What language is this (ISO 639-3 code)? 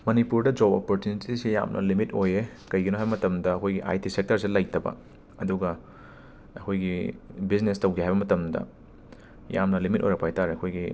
mni